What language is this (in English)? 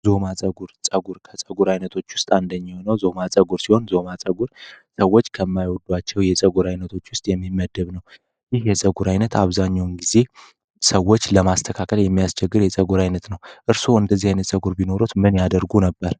Amharic